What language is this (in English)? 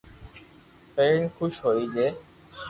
Loarki